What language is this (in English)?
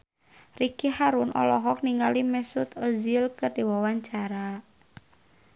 Sundanese